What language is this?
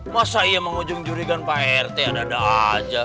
Indonesian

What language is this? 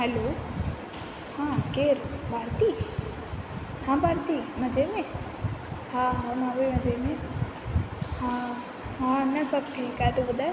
Sindhi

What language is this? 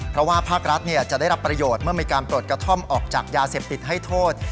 Thai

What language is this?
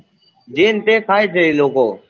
Gujarati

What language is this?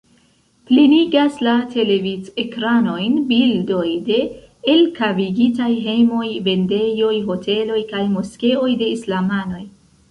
Esperanto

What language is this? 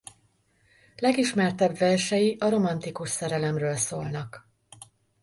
Hungarian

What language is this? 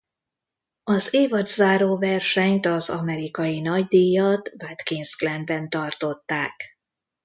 Hungarian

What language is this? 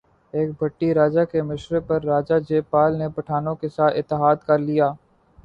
Urdu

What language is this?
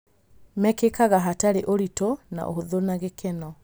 Kikuyu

